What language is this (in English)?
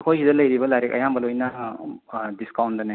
Manipuri